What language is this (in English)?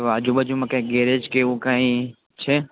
Gujarati